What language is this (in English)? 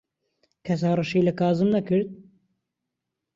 Central Kurdish